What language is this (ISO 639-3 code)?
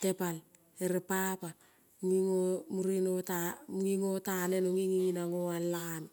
kol